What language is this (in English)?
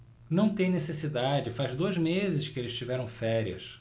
Portuguese